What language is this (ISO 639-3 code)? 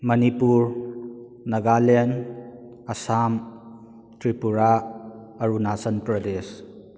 mni